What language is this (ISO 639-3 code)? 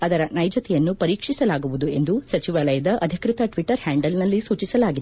kan